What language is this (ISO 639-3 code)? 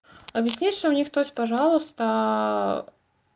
rus